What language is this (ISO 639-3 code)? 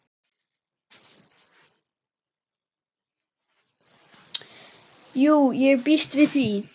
isl